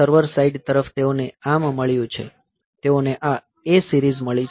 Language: Gujarati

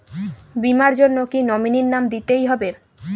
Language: Bangla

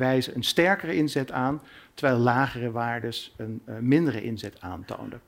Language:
Dutch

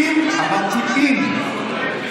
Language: Hebrew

